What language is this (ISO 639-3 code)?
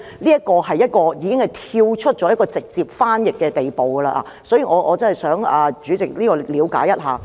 yue